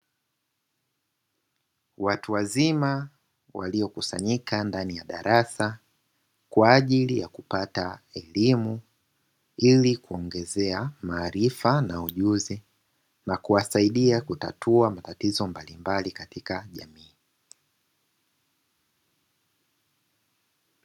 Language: Swahili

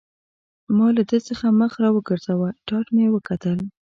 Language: Pashto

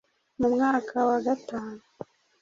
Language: Kinyarwanda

